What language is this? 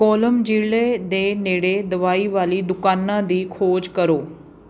Punjabi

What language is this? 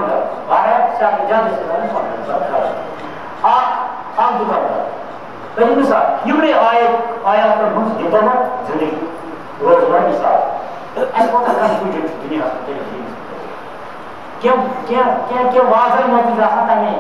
Romanian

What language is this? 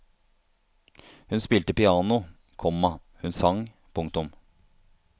Norwegian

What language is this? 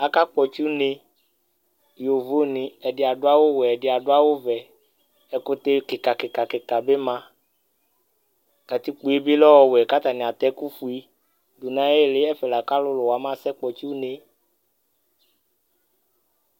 Ikposo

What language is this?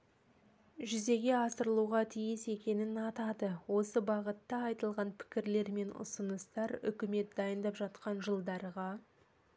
Kazakh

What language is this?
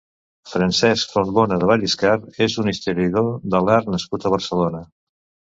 Catalan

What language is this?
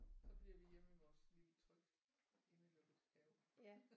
Danish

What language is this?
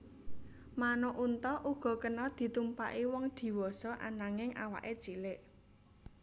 Javanese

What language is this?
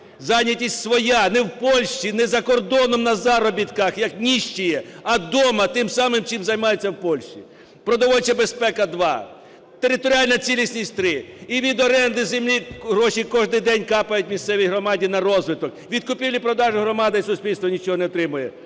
Ukrainian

